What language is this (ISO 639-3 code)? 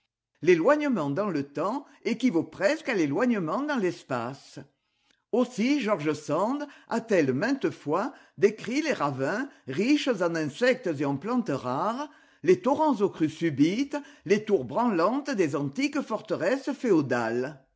fra